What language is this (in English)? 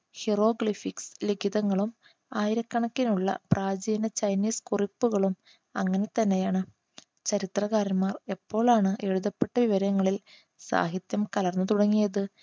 Malayalam